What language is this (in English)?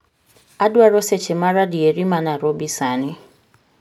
Luo (Kenya and Tanzania)